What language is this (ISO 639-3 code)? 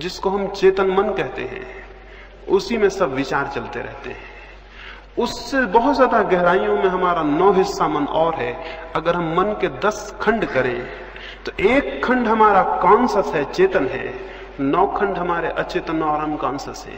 hin